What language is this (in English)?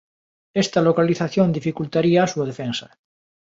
Galician